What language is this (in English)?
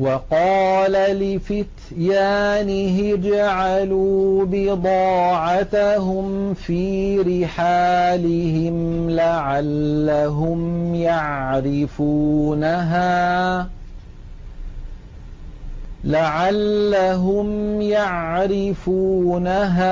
Arabic